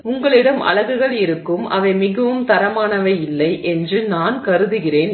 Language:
Tamil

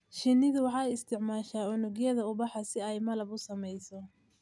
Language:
Somali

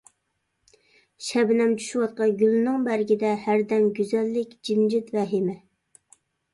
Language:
Uyghur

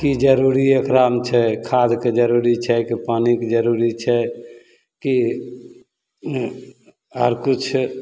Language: Maithili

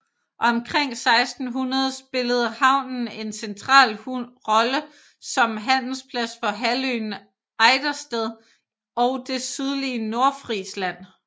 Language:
Danish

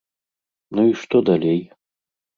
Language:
Belarusian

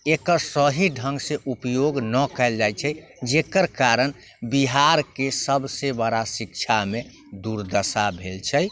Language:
Maithili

